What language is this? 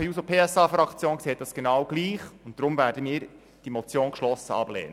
Swiss German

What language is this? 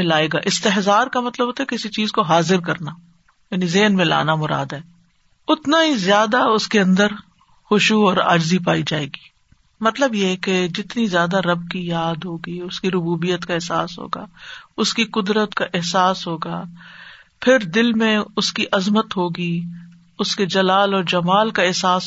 Urdu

